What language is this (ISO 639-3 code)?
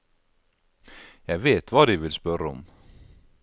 nor